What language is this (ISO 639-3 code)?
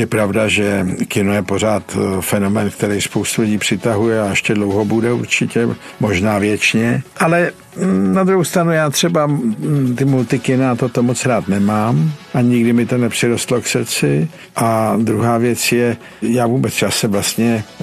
ces